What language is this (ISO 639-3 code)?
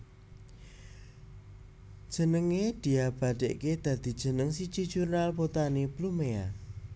jav